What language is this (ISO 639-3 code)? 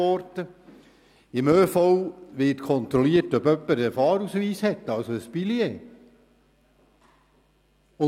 gsw